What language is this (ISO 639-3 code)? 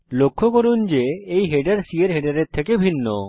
ben